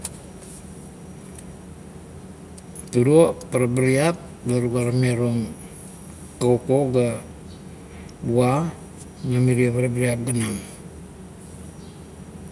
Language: Kuot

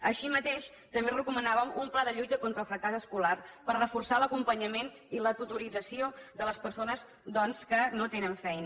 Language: Catalan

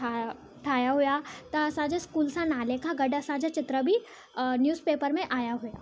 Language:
Sindhi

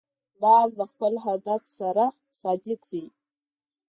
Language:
Pashto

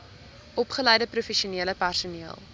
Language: Afrikaans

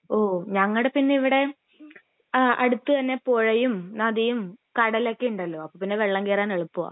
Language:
Malayalam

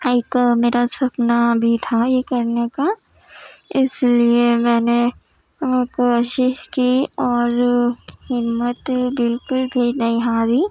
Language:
Urdu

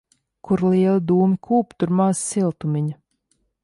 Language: Latvian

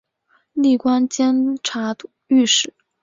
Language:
Chinese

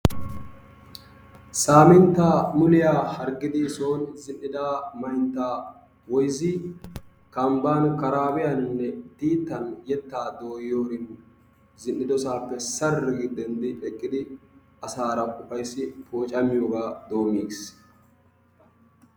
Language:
Wolaytta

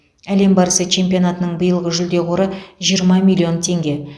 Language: Kazakh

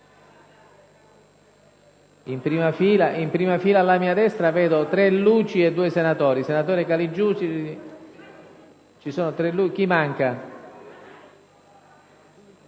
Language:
Italian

